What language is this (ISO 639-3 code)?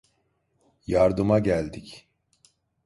tur